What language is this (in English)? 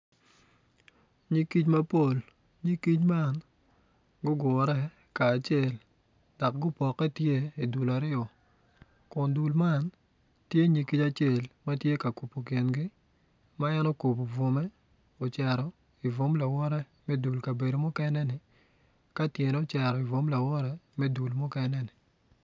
Acoli